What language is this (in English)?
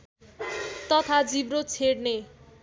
Nepali